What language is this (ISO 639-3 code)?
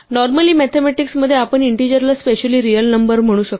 mar